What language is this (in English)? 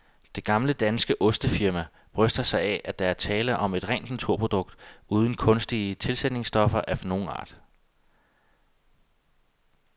Danish